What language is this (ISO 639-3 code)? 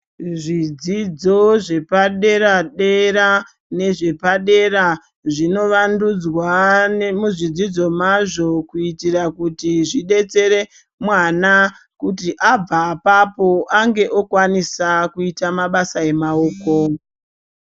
ndc